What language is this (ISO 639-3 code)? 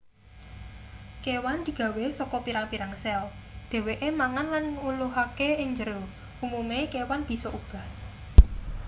jav